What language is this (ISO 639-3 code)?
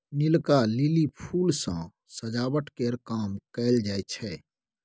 mai